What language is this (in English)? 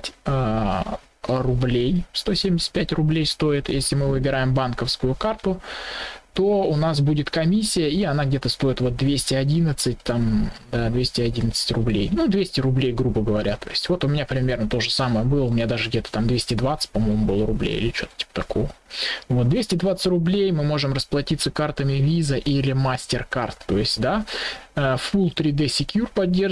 Russian